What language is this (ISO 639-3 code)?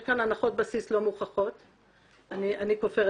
heb